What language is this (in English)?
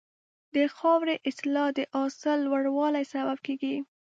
Pashto